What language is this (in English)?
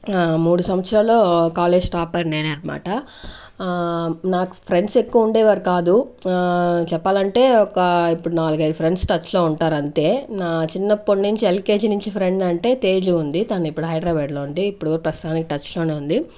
Telugu